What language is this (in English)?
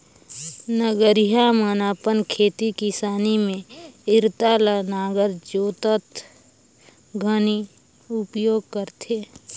Chhattisgarhi